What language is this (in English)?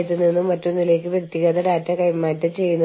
Malayalam